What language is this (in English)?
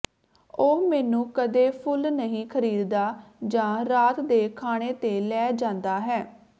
Punjabi